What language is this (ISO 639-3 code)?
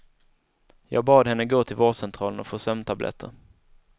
swe